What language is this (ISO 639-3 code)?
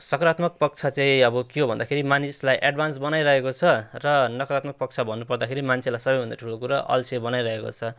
nep